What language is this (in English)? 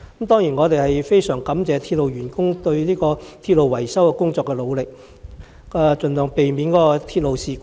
Cantonese